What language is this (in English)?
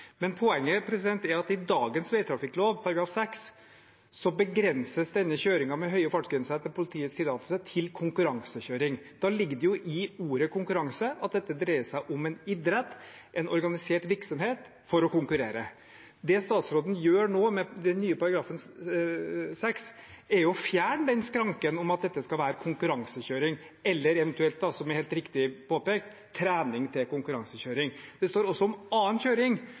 Norwegian Bokmål